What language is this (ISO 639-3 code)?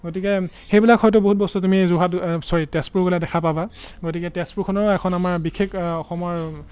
asm